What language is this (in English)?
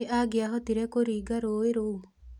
Kikuyu